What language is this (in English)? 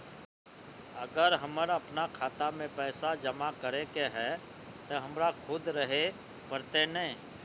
Magahi